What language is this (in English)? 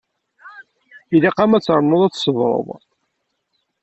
Kabyle